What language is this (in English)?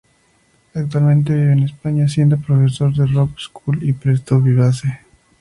Spanish